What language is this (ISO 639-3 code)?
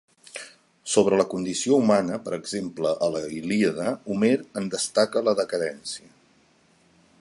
cat